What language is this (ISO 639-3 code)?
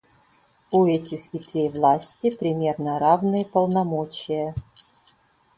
rus